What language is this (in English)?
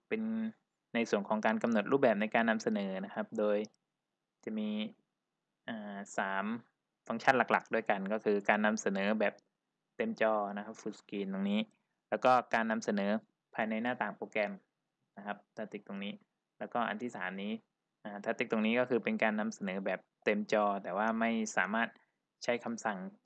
Thai